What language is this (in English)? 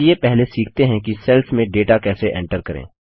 Hindi